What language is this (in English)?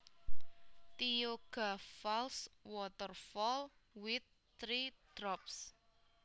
Javanese